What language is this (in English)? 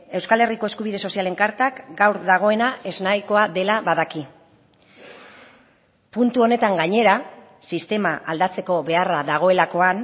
Basque